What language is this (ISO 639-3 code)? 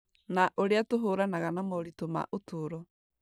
kik